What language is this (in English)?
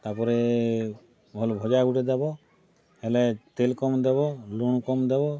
Odia